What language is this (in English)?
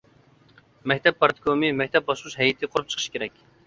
Uyghur